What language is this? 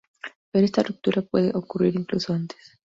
Spanish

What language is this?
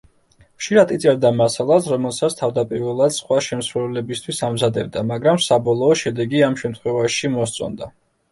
Georgian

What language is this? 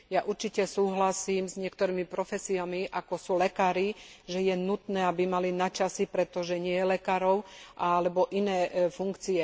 Slovak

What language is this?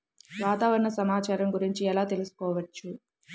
Telugu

